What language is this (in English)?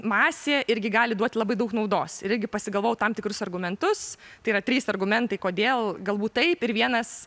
Lithuanian